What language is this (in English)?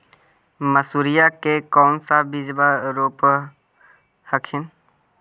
Magahi